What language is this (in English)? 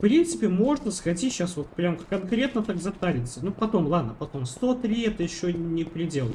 Russian